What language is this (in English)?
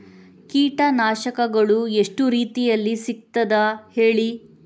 Kannada